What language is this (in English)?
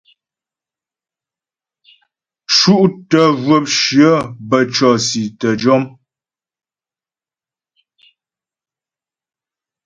Ghomala